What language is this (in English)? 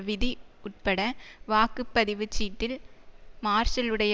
Tamil